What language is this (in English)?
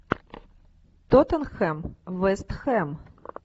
Russian